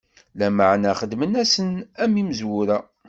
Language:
Kabyle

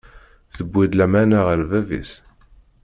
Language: Kabyle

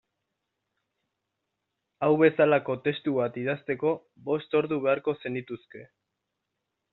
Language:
Basque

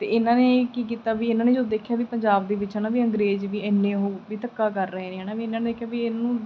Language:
Punjabi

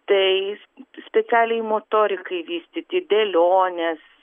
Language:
Lithuanian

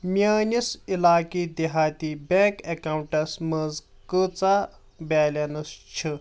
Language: Kashmiri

